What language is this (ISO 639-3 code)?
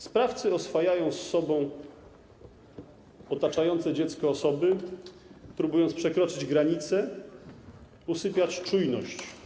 pol